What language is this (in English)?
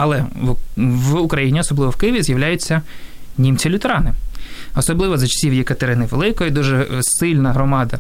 Ukrainian